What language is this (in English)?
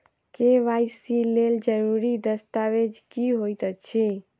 Maithili